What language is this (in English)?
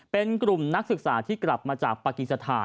Thai